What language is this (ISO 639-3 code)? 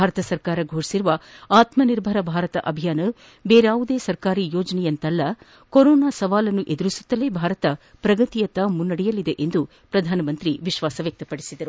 kan